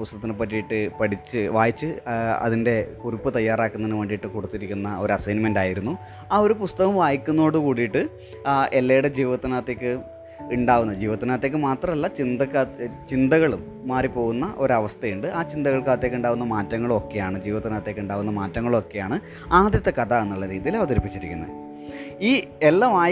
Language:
Malayalam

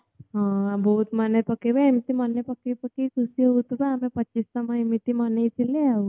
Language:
Odia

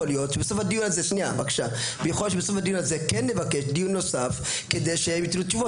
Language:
Hebrew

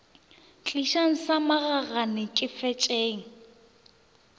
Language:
Northern Sotho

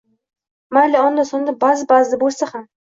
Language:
Uzbek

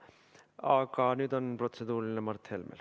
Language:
Estonian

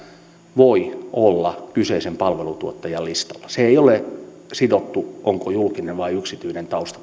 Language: Finnish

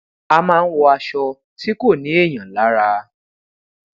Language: Yoruba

